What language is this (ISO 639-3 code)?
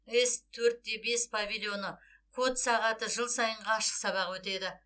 kaz